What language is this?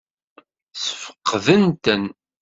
Kabyle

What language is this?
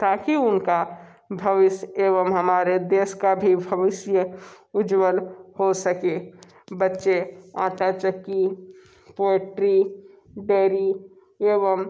Hindi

